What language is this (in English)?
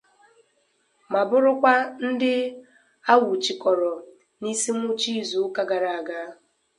Igbo